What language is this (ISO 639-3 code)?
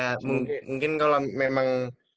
ind